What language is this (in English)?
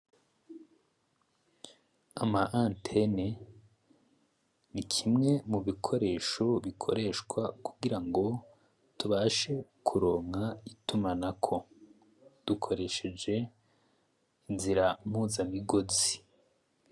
Rundi